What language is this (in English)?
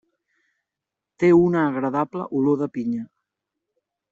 Catalan